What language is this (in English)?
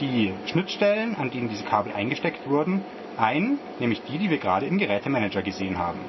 German